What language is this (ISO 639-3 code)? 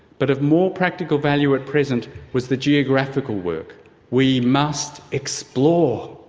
eng